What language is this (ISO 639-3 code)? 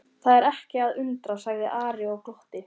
isl